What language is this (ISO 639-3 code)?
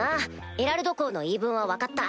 jpn